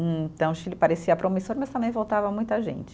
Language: Portuguese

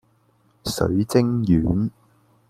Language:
Cantonese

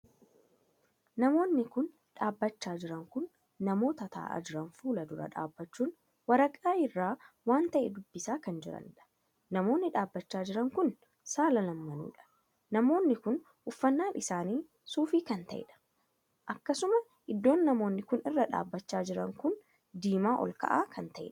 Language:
Oromo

